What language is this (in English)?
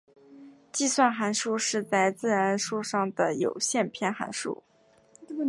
Chinese